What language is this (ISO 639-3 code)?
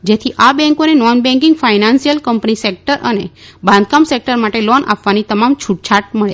guj